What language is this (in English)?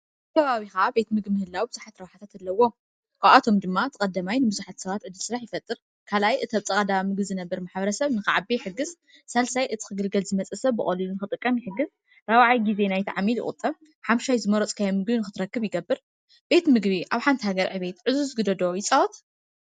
Tigrinya